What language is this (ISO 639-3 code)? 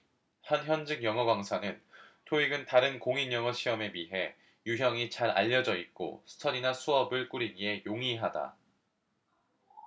kor